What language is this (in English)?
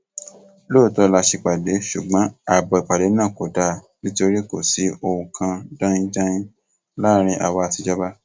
Yoruba